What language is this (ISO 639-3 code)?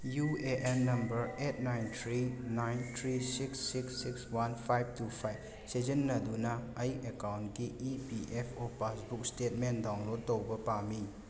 mni